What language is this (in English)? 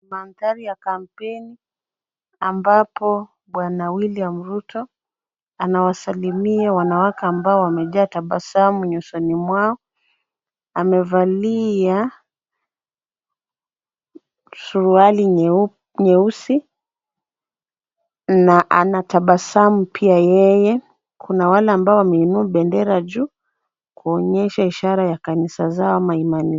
Swahili